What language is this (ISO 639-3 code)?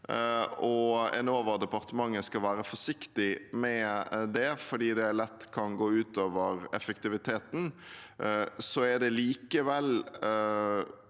nor